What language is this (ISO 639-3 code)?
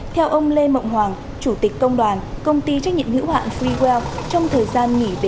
vie